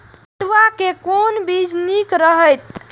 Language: Maithili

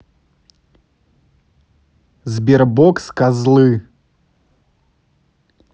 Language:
Russian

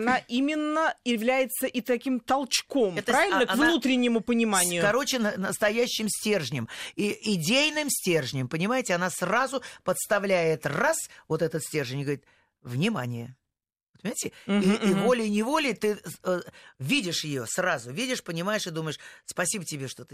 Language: Russian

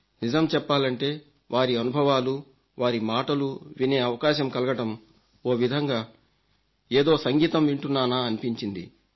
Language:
Telugu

